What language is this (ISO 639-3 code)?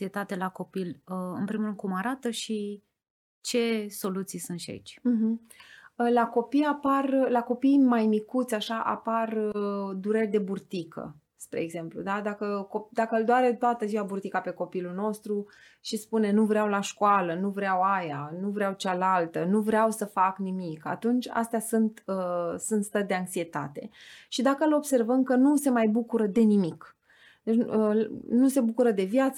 ron